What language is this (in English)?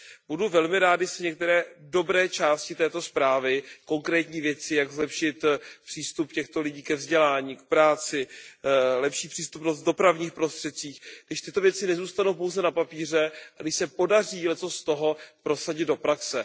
Czech